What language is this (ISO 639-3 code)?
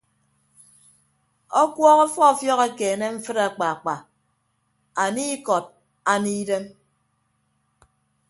ibb